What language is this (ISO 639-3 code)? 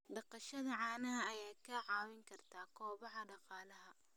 som